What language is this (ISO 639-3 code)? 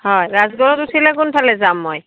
asm